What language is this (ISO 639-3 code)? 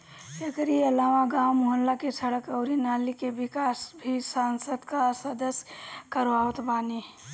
bho